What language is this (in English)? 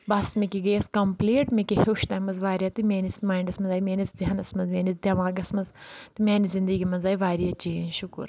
Kashmiri